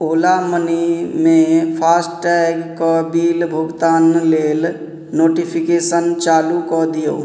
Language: Maithili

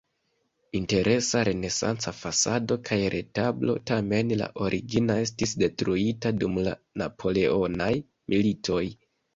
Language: Esperanto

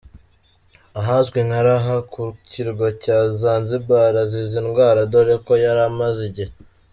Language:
Kinyarwanda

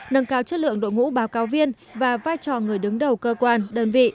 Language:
Vietnamese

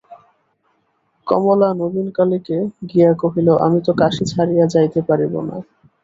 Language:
Bangla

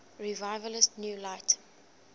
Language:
English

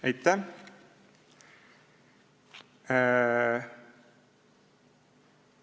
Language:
Estonian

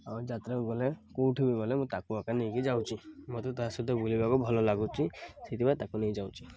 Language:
Odia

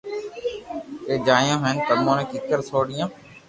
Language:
Loarki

